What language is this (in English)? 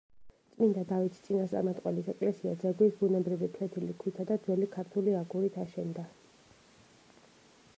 Georgian